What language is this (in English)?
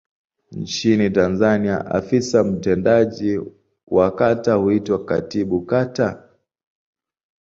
Swahili